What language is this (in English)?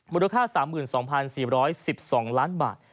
Thai